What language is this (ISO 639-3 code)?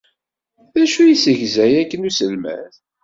kab